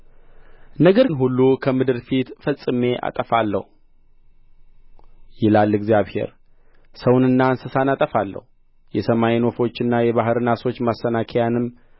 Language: Amharic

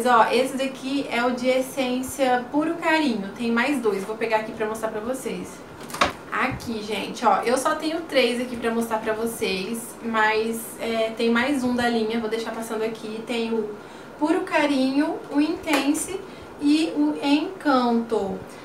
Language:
Portuguese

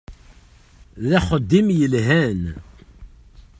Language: Kabyle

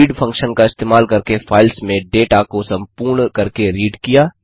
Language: Hindi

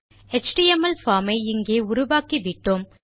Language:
Tamil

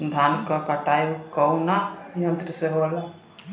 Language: Bhojpuri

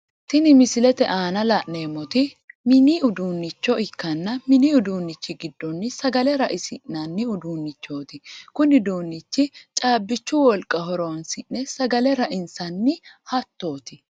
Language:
Sidamo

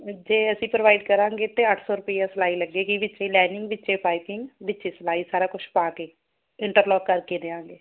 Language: Punjabi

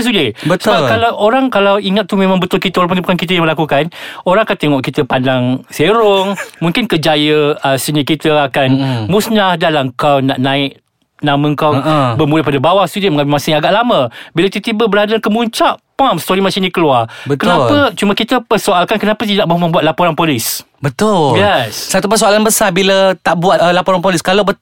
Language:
Malay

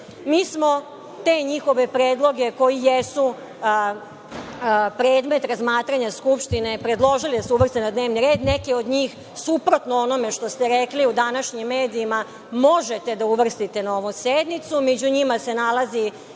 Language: Serbian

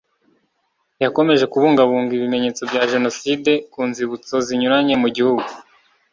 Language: Kinyarwanda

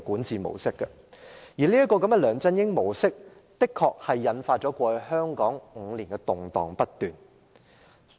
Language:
Cantonese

